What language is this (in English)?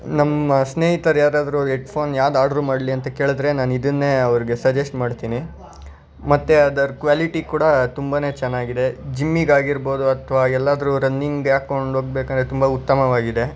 Kannada